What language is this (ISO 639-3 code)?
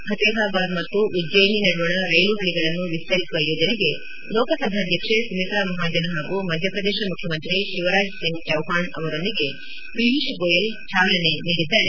kan